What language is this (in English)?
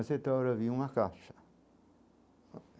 Portuguese